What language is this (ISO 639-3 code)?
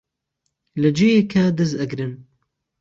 ckb